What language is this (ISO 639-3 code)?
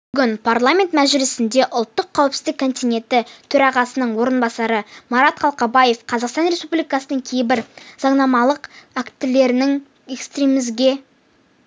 kaz